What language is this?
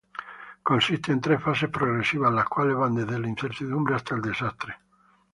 Spanish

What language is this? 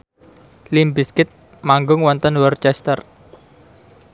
Javanese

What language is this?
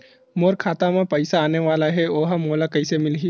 Chhattisgarhi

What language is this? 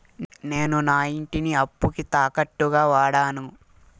Telugu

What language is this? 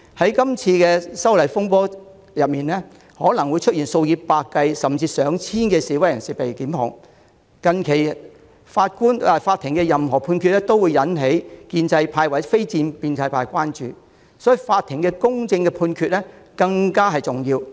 Cantonese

